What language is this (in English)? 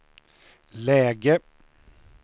Swedish